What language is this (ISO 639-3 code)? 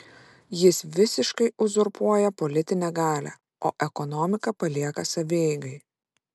lit